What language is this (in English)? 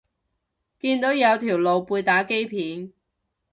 Cantonese